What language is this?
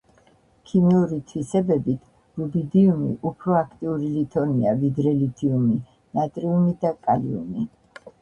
Georgian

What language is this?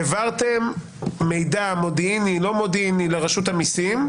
Hebrew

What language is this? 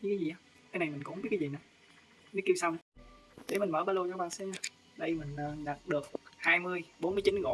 Vietnamese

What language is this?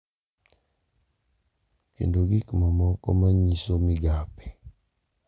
Luo (Kenya and Tanzania)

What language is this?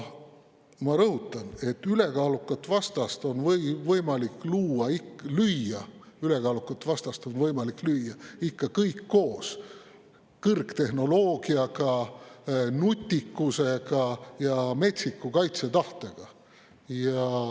Estonian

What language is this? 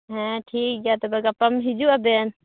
Santali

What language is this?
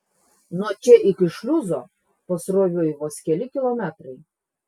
Lithuanian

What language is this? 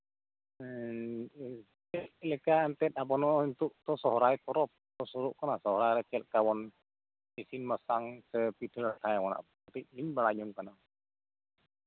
Santali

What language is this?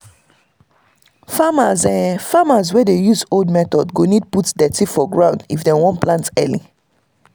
Nigerian Pidgin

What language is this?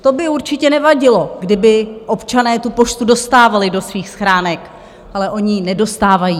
Czech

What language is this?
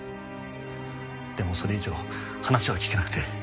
Japanese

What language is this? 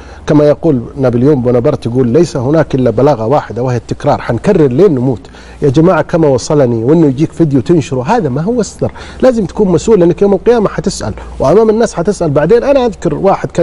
Arabic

